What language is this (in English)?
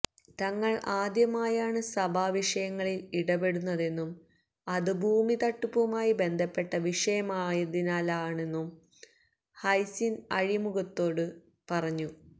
Malayalam